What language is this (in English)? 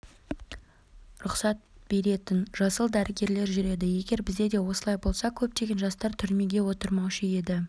Kazakh